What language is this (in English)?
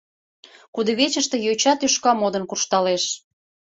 Mari